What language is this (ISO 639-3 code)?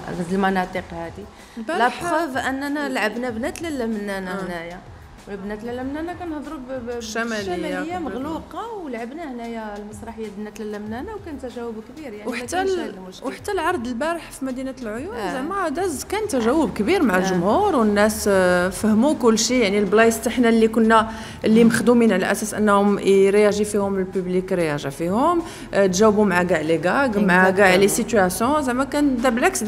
ara